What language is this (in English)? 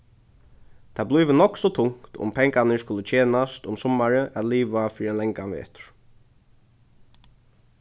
Faroese